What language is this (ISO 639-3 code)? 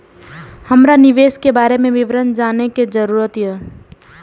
mai